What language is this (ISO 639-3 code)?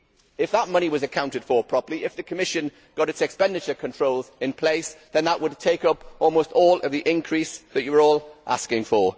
eng